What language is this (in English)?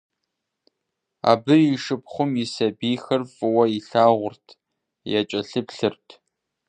Kabardian